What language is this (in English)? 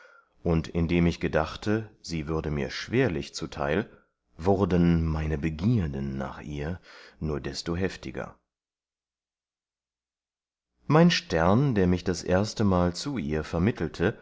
German